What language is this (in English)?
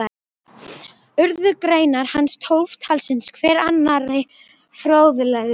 Icelandic